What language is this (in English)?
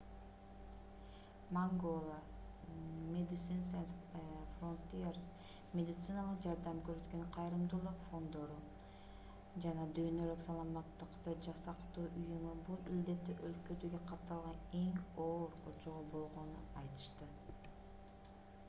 Kyrgyz